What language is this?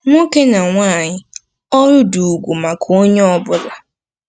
Igbo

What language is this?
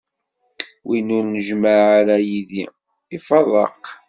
Kabyle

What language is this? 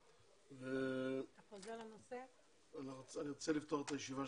Hebrew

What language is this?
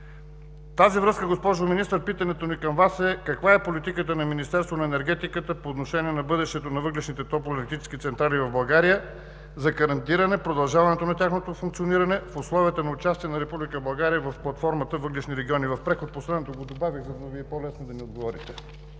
Bulgarian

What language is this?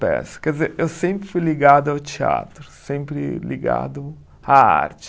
Portuguese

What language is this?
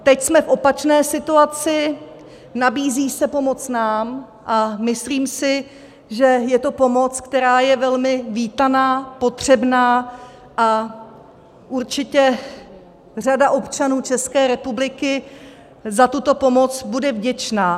Czech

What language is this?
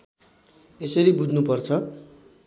Nepali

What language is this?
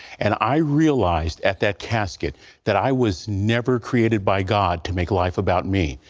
English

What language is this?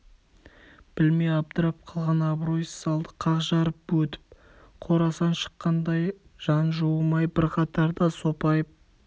Kazakh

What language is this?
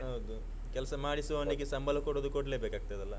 Kannada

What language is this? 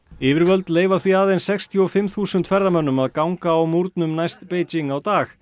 Icelandic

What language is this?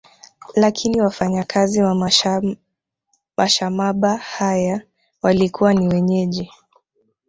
Swahili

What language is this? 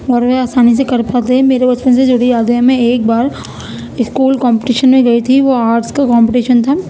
Urdu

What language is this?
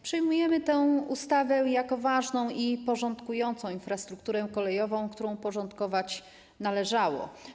Polish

